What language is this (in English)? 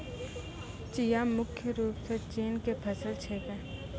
Maithili